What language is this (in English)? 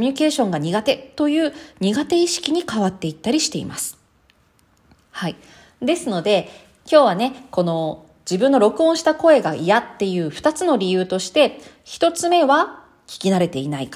Japanese